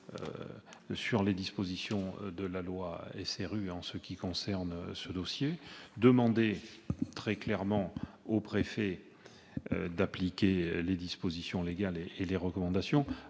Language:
French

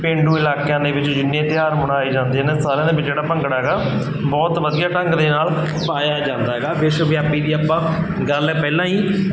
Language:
Punjabi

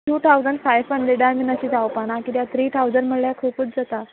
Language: Konkani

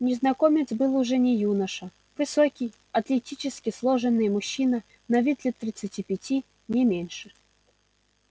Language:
Russian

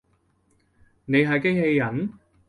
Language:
Cantonese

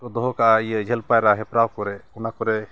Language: Santali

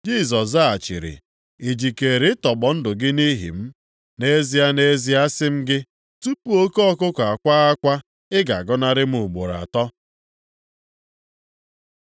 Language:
Igbo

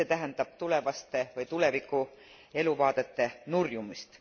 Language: Estonian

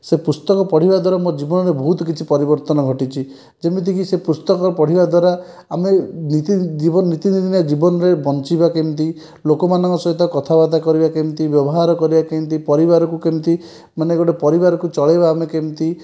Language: Odia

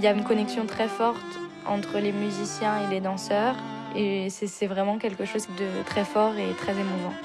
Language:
French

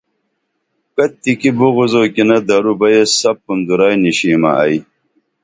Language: Dameli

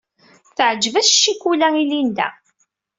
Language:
Kabyle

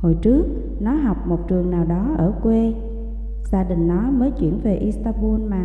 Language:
Vietnamese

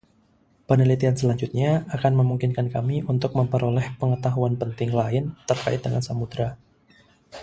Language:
Indonesian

